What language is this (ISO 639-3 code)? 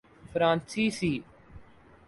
urd